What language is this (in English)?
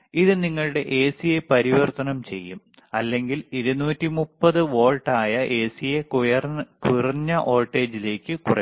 Malayalam